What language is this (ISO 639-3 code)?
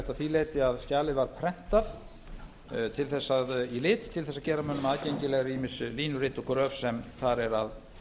isl